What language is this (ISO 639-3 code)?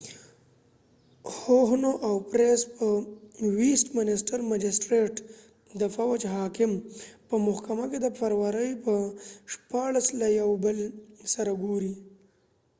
pus